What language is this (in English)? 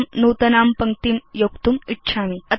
Sanskrit